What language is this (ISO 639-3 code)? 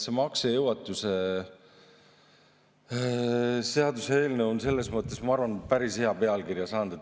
est